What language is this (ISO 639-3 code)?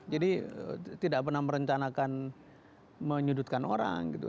ind